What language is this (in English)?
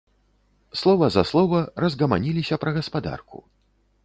Belarusian